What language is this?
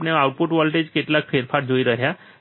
Gujarati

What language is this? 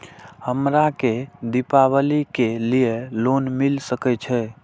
Maithili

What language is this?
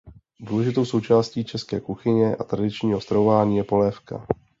Czech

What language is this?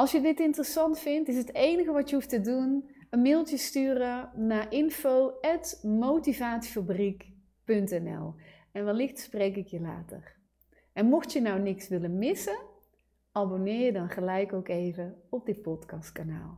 Dutch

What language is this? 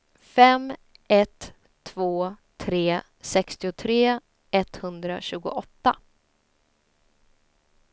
Swedish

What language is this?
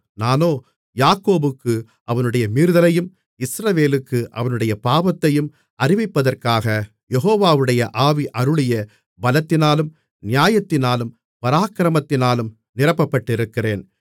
Tamil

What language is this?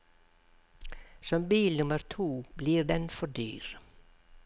Norwegian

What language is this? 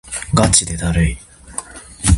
Japanese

